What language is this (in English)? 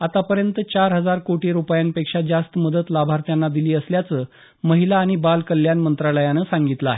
Marathi